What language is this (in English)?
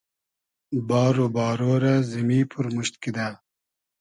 Hazaragi